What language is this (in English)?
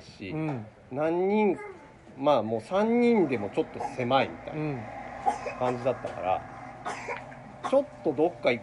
Japanese